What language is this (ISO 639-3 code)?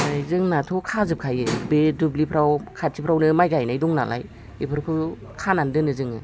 brx